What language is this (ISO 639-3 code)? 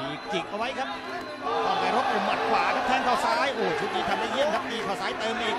tha